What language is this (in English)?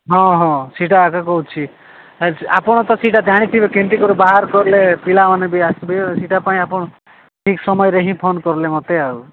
Odia